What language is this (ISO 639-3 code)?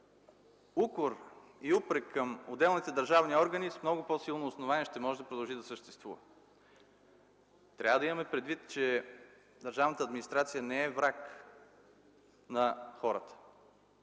bul